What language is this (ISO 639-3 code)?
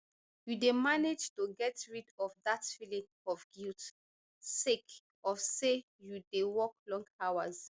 pcm